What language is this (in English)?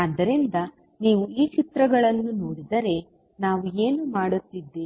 Kannada